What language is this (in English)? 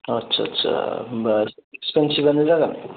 Bodo